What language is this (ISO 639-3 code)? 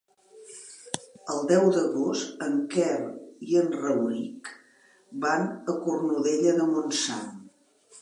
cat